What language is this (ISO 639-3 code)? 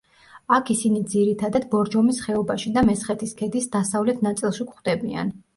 kat